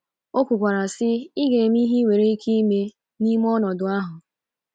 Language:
Igbo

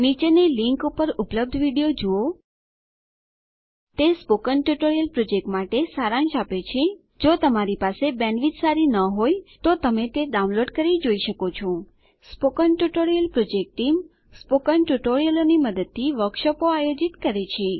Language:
Gujarati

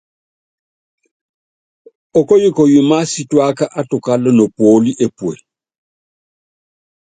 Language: Yangben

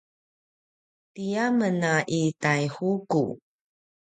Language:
Paiwan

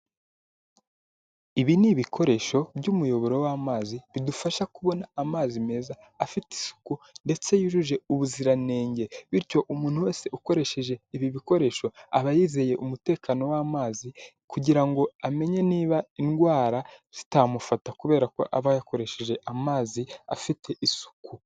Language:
Kinyarwanda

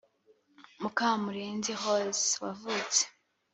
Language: Kinyarwanda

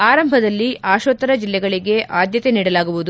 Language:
Kannada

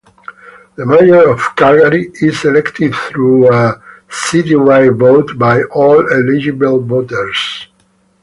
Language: English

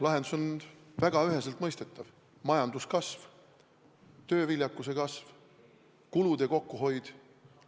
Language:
Estonian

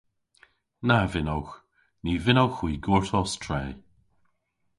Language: Cornish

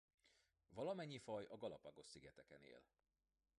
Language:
Hungarian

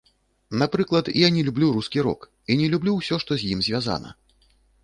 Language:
Belarusian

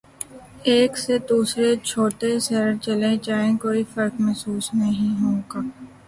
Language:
Urdu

